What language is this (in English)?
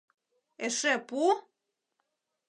Mari